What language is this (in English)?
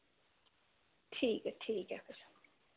Dogri